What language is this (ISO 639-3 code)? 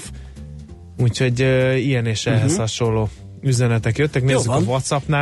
hun